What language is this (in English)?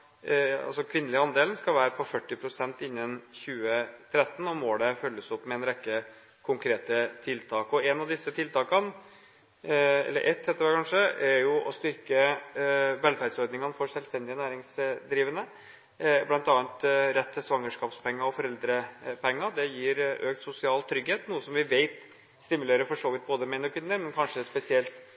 Norwegian Bokmål